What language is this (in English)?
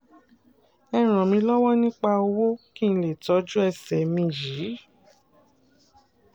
Yoruba